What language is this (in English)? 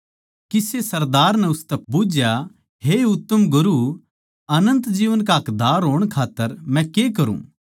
Haryanvi